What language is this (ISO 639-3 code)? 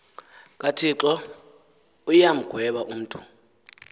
xho